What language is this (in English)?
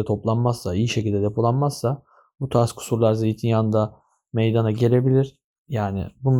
Turkish